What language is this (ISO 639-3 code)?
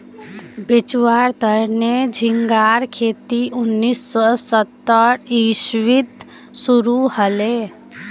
mag